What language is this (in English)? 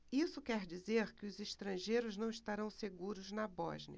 Portuguese